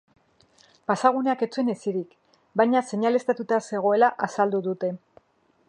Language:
Basque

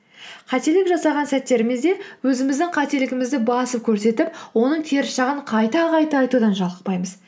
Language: Kazakh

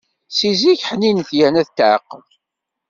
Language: Kabyle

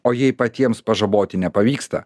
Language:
Lithuanian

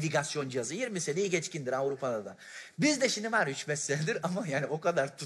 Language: Turkish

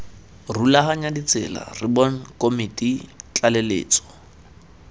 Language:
Tswana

